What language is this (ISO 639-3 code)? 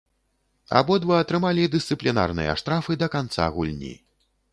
bel